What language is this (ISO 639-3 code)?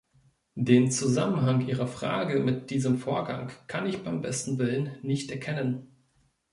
deu